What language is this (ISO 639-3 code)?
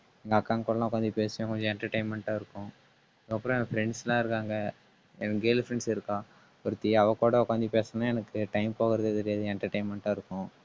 tam